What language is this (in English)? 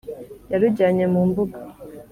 Kinyarwanda